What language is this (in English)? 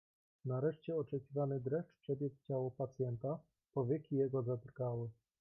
Polish